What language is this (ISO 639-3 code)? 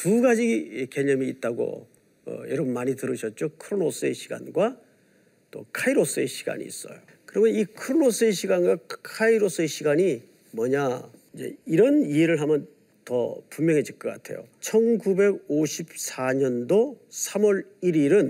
kor